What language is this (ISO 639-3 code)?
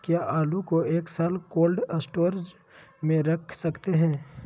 mag